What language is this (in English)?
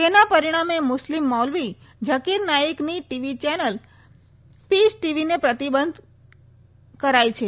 Gujarati